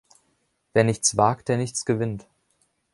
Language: German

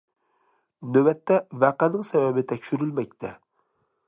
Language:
Uyghur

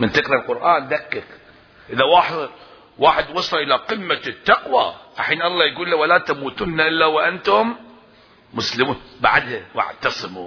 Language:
Arabic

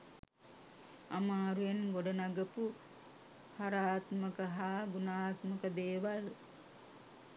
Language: Sinhala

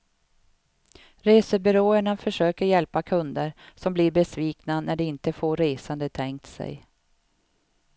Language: Swedish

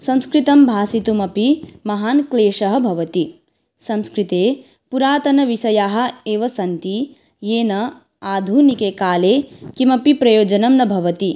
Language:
Sanskrit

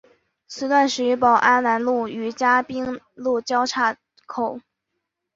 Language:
Chinese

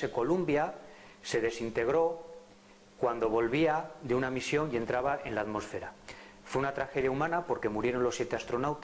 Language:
Spanish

